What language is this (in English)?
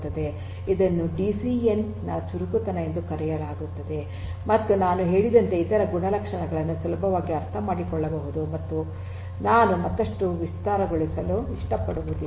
Kannada